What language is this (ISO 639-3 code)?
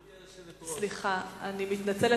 heb